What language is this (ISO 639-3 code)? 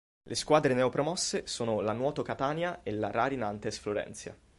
ita